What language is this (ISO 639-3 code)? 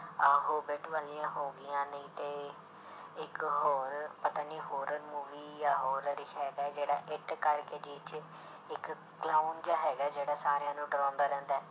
pan